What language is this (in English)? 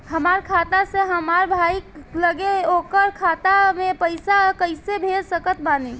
Bhojpuri